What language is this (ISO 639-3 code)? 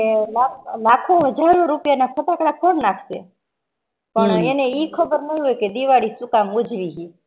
guj